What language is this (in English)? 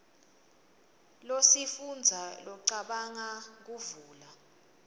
Swati